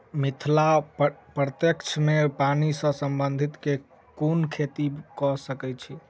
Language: Maithili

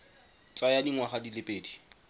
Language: Tswana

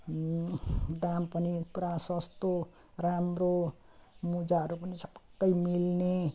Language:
Nepali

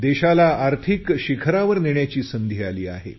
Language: Marathi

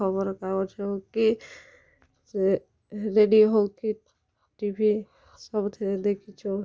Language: Odia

